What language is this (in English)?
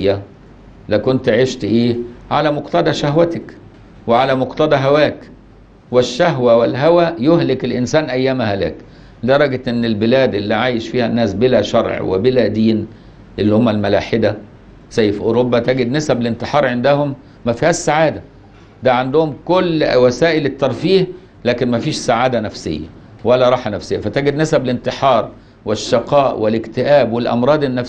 Arabic